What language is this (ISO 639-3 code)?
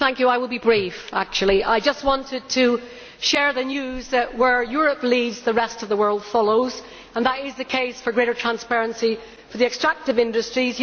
eng